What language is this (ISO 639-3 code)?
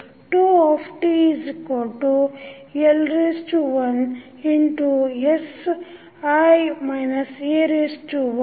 kan